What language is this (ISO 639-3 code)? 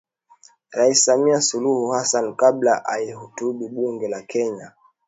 swa